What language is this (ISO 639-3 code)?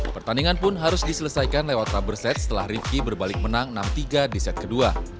ind